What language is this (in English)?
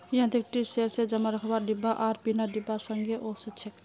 Magahi